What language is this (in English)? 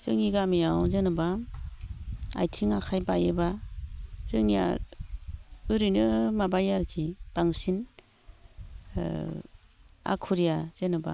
Bodo